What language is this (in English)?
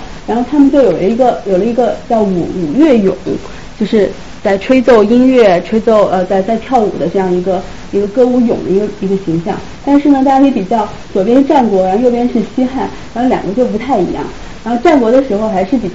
Chinese